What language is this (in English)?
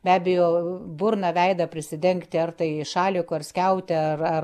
Lithuanian